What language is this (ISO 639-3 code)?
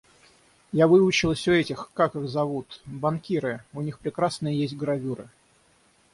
rus